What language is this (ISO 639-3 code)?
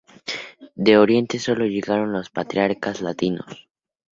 spa